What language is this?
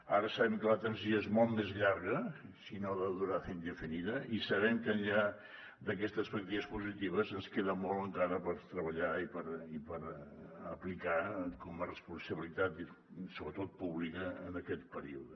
Catalan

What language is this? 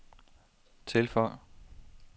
Danish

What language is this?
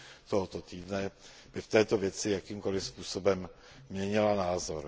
Czech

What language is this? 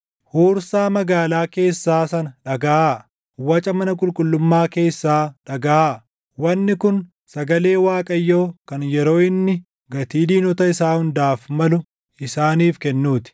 Oromo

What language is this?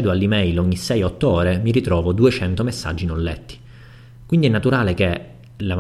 Italian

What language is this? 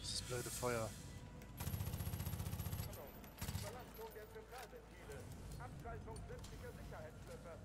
German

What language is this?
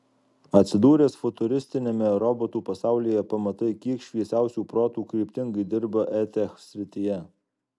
Lithuanian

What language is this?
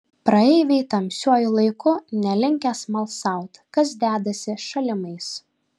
Lithuanian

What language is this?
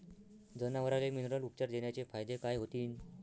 Marathi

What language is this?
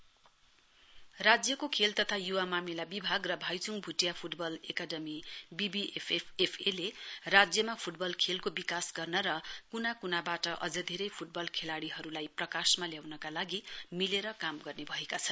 Nepali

